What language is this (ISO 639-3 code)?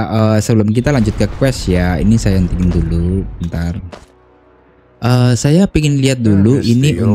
ind